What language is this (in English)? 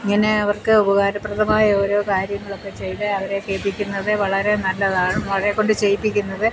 Malayalam